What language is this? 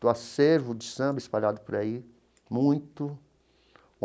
Portuguese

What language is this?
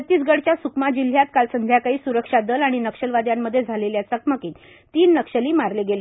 Marathi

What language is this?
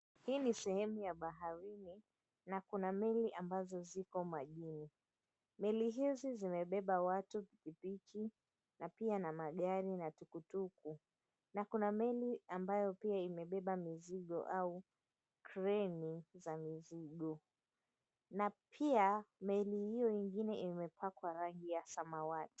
Swahili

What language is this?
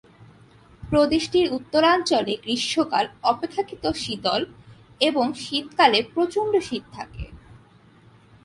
Bangla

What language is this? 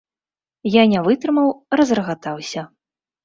Belarusian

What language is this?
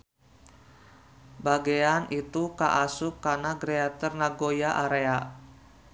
Sundanese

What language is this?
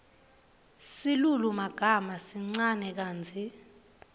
Swati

